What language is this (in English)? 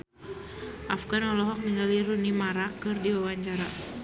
Sundanese